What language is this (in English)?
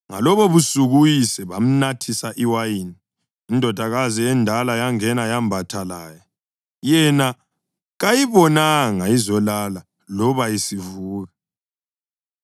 North Ndebele